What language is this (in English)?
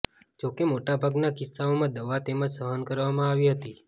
Gujarati